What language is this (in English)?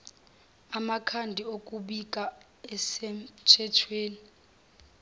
Zulu